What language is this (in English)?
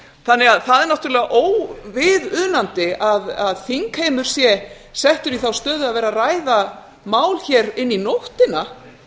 Icelandic